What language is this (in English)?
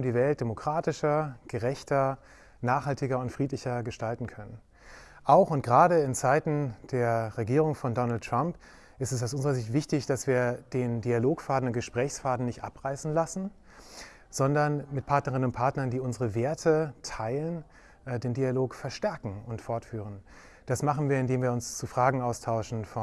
German